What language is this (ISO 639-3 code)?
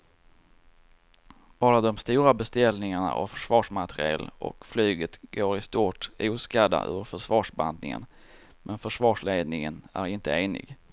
swe